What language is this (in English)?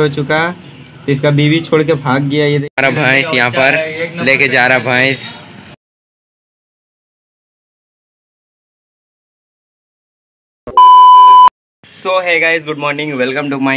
Hindi